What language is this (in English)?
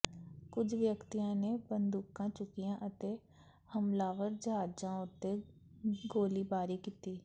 Punjabi